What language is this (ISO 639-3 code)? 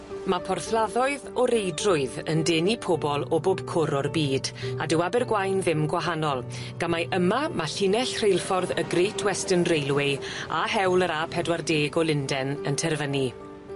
cym